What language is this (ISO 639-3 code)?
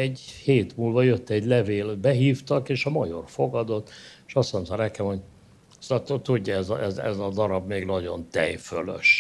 hun